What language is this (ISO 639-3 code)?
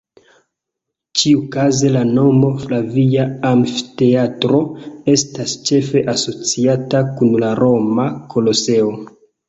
epo